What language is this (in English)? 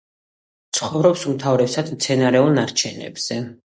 Georgian